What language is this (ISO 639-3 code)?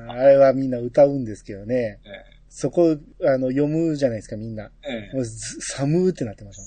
jpn